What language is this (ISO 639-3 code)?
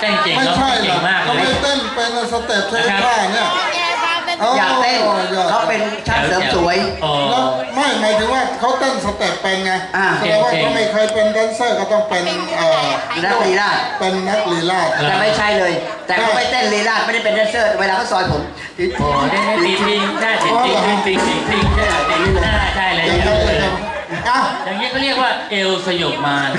tha